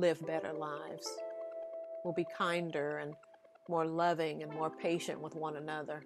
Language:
English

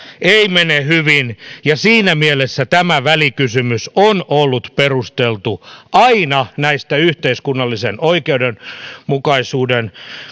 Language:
Finnish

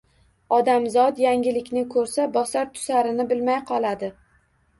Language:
Uzbek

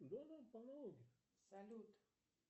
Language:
Russian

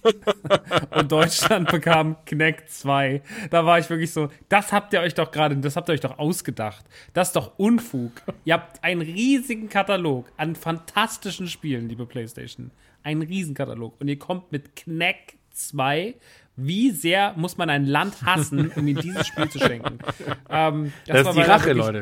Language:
German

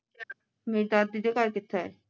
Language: Punjabi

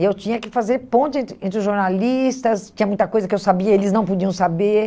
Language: Portuguese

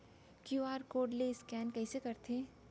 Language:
Chhattisgarhi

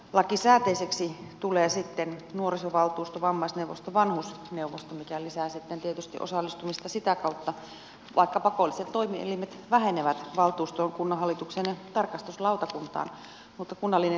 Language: Finnish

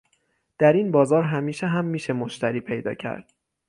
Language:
Persian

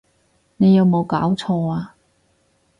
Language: Cantonese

